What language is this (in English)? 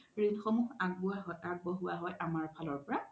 Assamese